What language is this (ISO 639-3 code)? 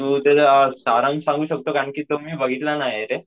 mar